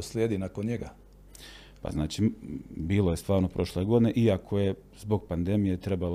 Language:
Croatian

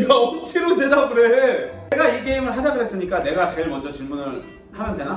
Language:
Korean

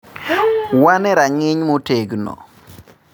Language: Luo (Kenya and Tanzania)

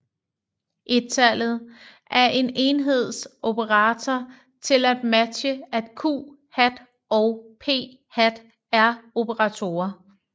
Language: Danish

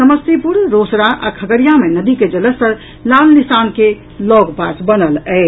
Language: Maithili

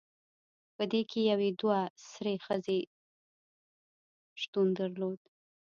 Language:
Pashto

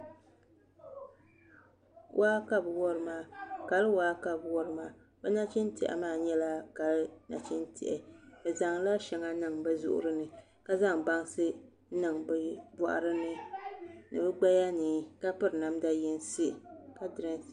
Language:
Dagbani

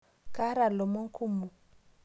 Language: Masai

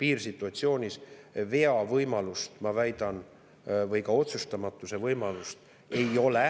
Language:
Estonian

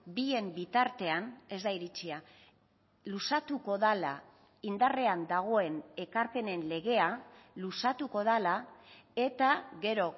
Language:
Basque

